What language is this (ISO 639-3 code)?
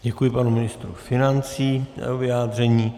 ces